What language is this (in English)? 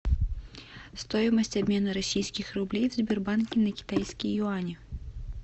Russian